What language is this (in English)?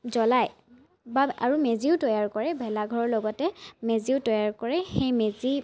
Assamese